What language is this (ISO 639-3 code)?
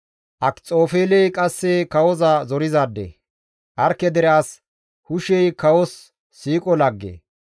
gmv